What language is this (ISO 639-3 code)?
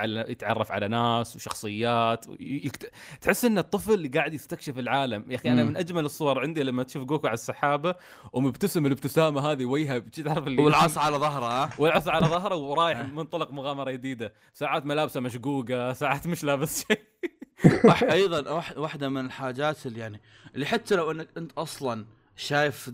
ara